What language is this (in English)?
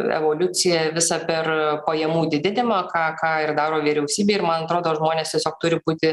Lithuanian